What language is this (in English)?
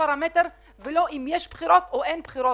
Hebrew